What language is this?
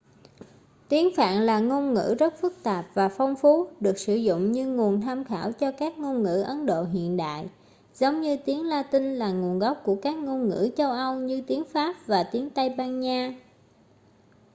Vietnamese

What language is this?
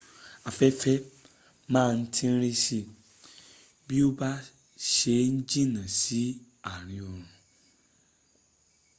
Yoruba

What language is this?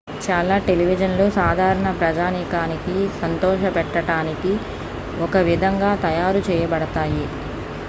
Telugu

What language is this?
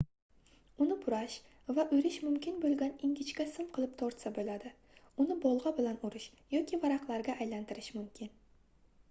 Uzbek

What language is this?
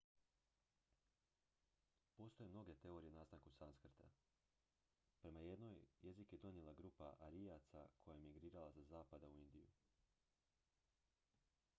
Croatian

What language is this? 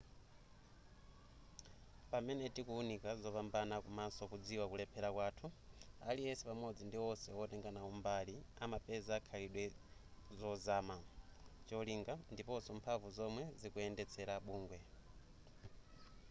Nyanja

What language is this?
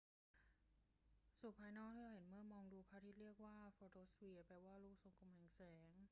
Thai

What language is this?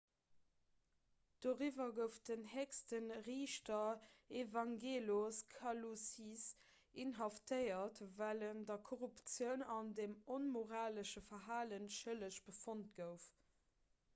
Luxembourgish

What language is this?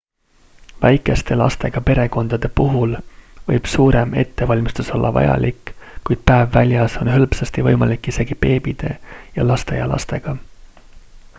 Estonian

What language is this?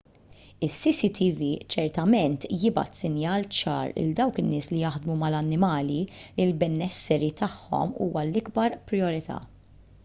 Maltese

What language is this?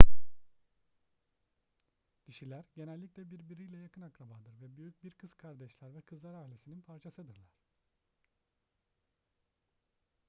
Turkish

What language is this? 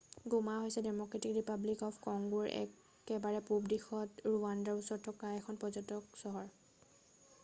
Assamese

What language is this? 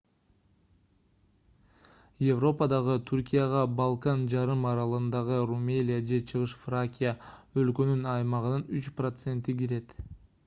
Kyrgyz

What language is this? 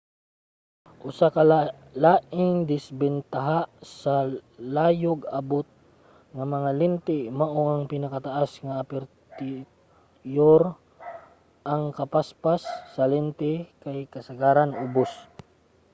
Cebuano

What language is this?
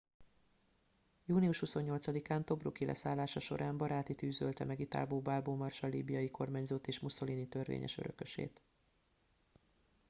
Hungarian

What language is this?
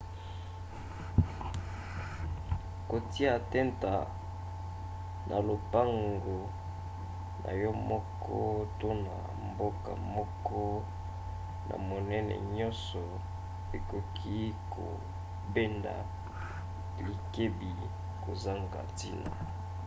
Lingala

